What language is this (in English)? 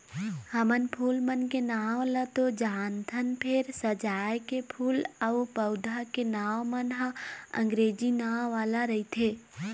Chhattisgarhi